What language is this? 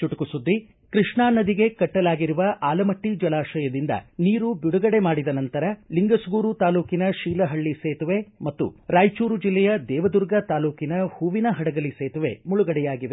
Kannada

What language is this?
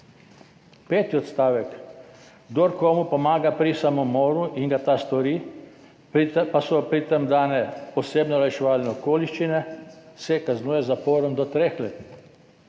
Slovenian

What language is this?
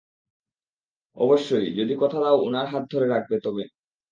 Bangla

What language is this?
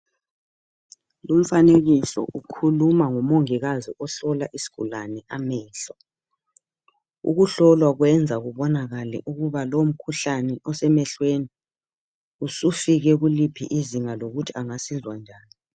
North Ndebele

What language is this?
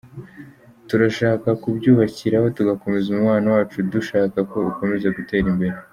Kinyarwanda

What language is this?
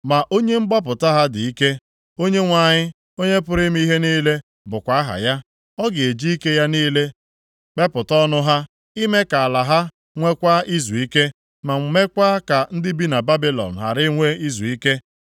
Igbo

